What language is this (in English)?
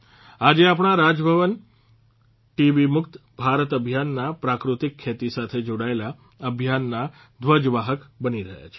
Gujarati